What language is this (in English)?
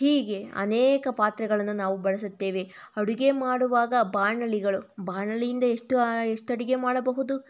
Kannada